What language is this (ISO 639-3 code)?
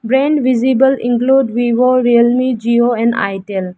eng